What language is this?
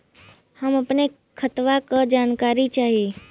Bhojpuri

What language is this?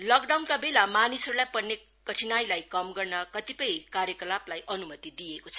Nepali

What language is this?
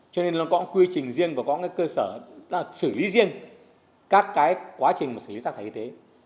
Vietnamese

